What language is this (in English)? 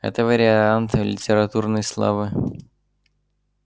Russian